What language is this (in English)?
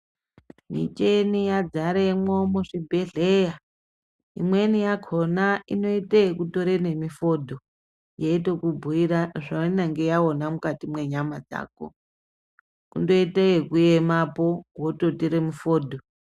Ndau